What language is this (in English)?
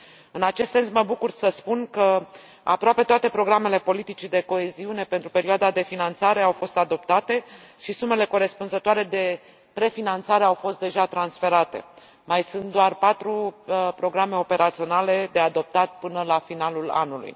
Romanian